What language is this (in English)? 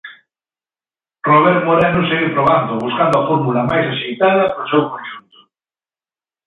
Galician